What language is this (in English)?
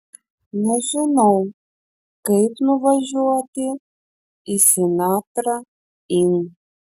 Lithuanian